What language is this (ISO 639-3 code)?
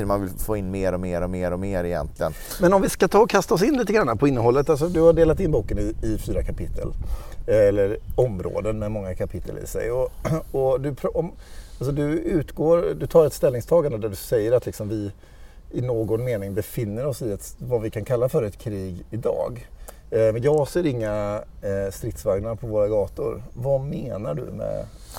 swe